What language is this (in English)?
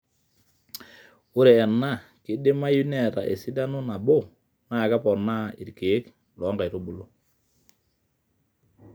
Masai